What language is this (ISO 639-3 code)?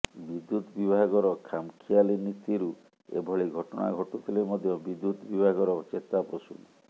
ori